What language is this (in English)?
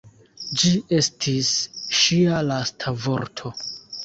Esperanto